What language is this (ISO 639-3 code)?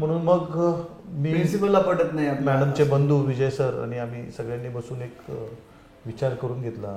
mar